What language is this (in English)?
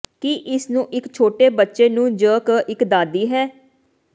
Punjabi